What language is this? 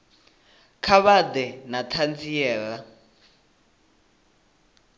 Venda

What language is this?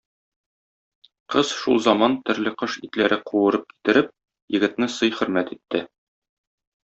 Tatar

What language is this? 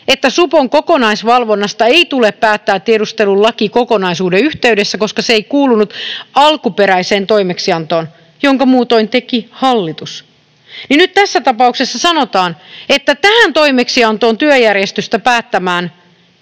Finnish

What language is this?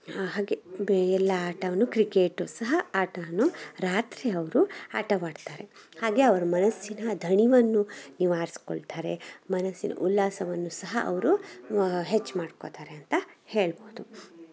Kannada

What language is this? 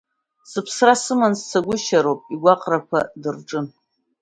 Abkhazian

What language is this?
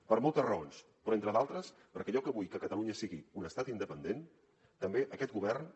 Catalan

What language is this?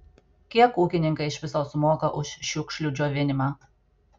Lithuanian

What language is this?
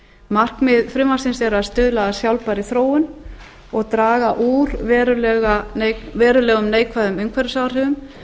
Icelandic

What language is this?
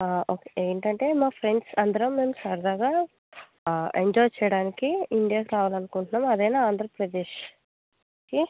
Telugu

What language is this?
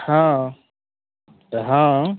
Maithili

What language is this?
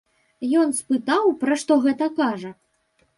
Belarusian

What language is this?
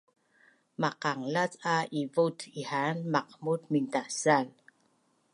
Bunun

